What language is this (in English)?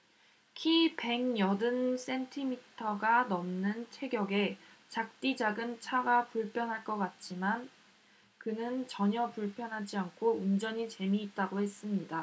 Korean